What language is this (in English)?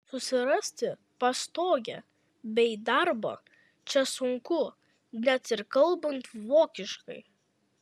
Lithuanian